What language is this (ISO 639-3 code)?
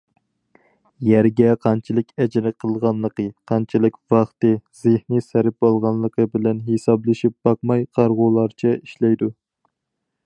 uig